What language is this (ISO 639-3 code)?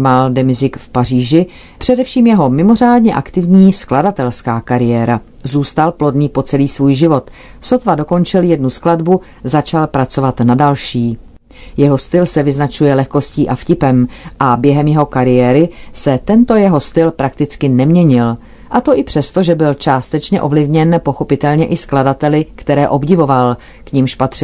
ces